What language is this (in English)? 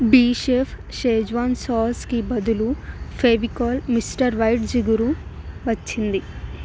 Telugu